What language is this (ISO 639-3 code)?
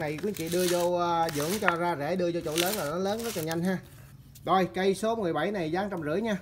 vie